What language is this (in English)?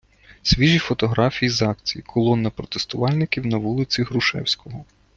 Ukrainian